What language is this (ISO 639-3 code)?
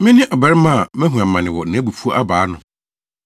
aka